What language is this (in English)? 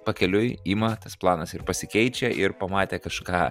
Lithuanian